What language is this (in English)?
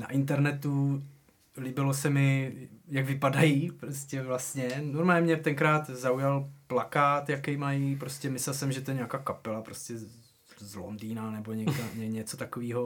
Czech